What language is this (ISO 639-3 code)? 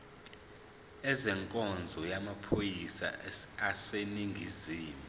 zul